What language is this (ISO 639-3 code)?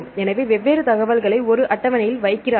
tam